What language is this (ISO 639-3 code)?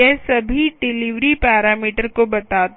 hin